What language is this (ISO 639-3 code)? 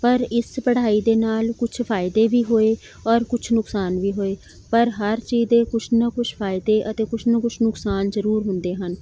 pan